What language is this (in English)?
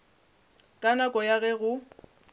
Northern Sotho